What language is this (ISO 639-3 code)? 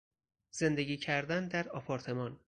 fas